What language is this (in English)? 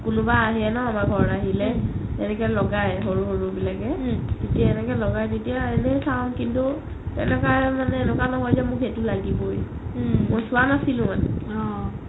Assamese